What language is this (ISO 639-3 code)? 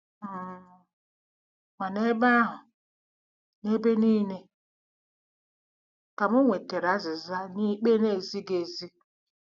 ibo